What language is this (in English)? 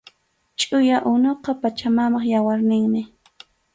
Arequipa-La Unión Quechua